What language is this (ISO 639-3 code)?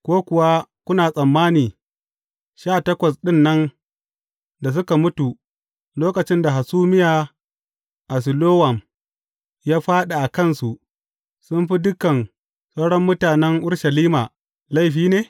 hau